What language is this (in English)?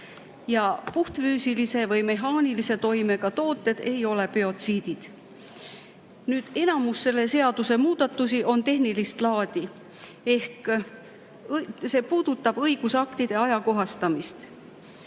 Estonian